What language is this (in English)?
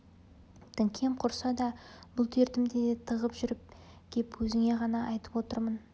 Kazakh